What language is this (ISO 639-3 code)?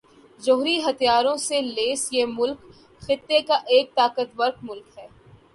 urd